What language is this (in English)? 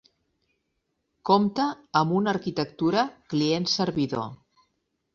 Catalan